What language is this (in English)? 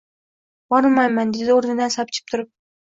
Uzbek